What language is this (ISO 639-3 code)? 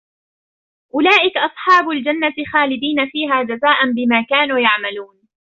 ara